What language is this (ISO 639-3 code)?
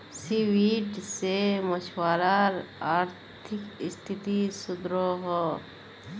mag